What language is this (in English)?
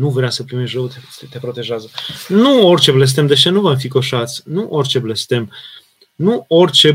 Romanian